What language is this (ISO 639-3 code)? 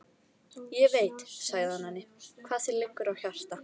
isl